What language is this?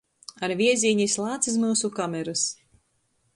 Latgalian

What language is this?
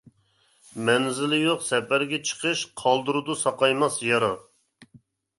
Uyghur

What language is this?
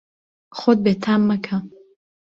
Central Kurdish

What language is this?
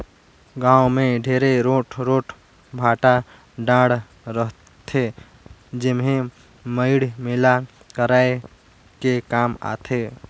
Chhattisgarhi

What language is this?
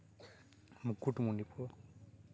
Santali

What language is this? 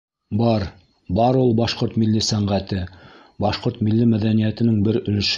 Bashkir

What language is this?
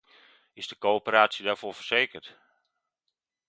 Dutch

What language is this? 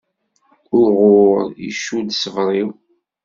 Kabyle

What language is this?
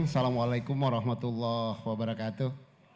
Indonesian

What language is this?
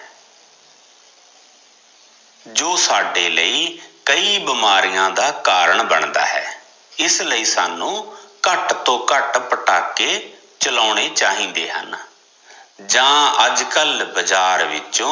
Punjabi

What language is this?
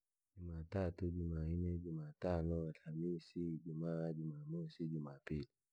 Langi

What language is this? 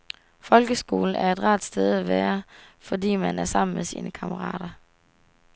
Danish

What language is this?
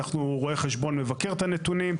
Hebrew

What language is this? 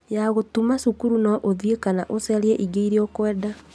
Kikuyu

